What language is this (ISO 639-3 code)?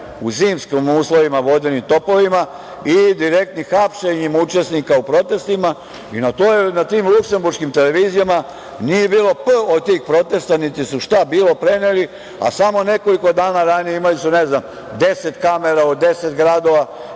srp